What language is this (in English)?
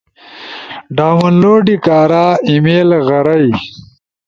Ushojo